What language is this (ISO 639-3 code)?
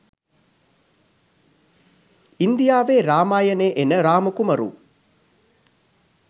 sin